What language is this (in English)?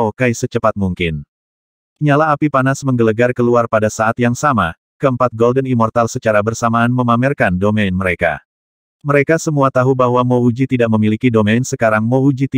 Indonesian